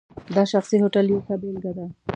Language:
Pashto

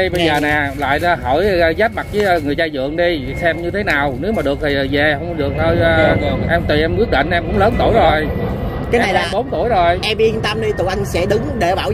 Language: Vietnamese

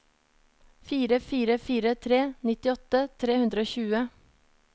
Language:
Norwegian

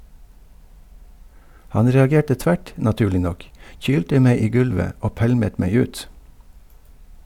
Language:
Norwegian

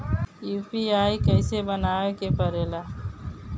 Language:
Bhojpuri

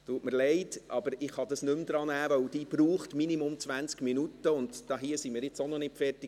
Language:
Swiss German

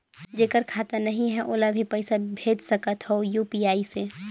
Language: Chhattisgarhi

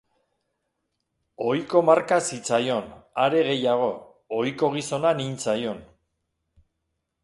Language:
Basque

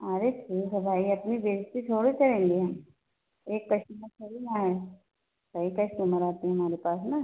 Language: Hindi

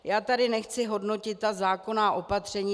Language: Czech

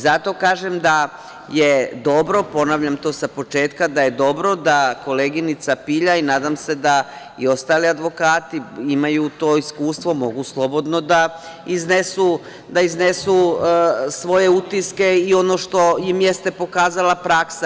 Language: Serbian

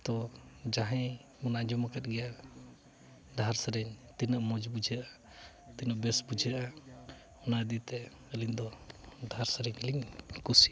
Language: Santali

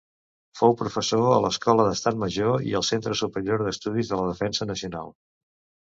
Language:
Catalan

